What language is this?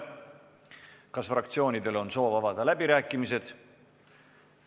Estonian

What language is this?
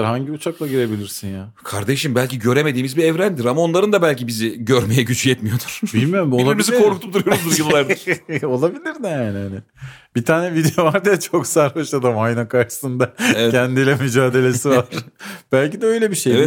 Turkish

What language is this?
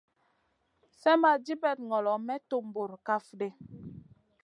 Masana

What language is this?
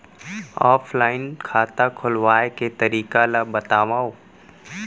Chhattisgarhi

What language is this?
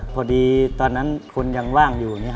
Thai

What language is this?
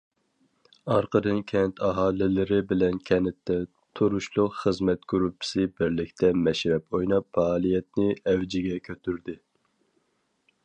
Uyghur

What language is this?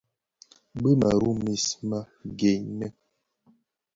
Bafia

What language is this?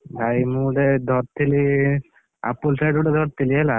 Odia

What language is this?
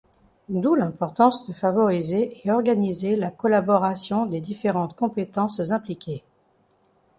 French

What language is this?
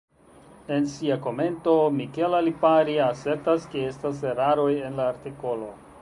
Esperanto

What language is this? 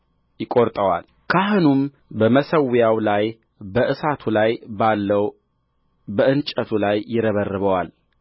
Amharic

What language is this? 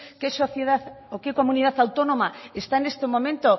Spanish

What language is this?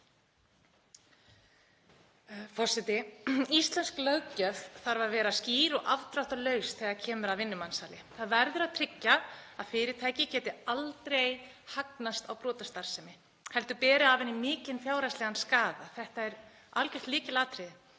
Icelandic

